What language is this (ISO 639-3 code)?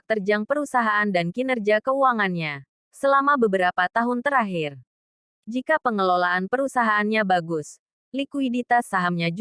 ind